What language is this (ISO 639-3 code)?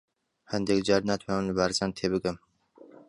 ckb